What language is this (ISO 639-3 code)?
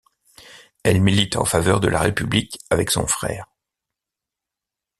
fra